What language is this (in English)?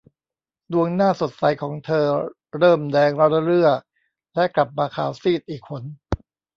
Thai